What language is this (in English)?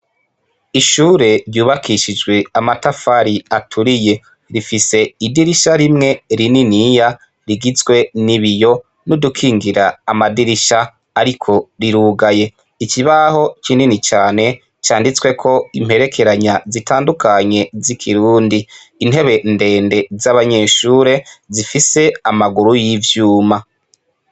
Rundi